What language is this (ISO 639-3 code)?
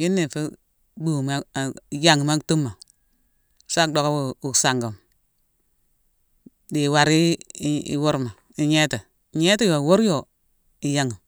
msw